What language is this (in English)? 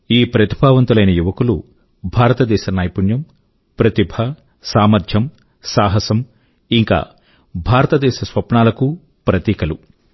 Telugu